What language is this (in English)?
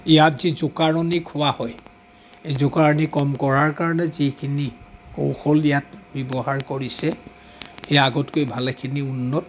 Assamese